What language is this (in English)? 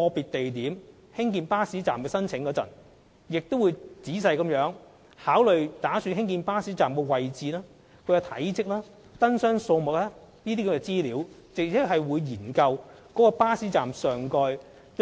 Cantonese